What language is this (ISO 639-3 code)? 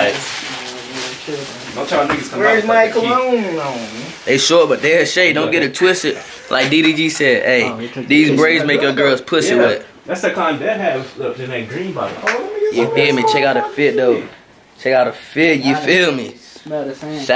eng